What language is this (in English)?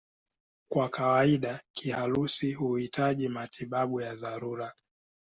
Swahili